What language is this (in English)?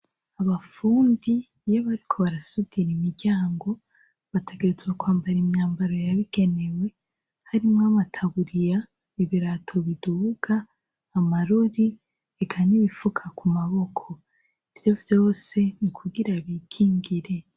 Rundi